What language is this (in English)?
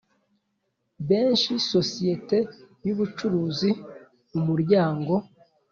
Kinyarwanda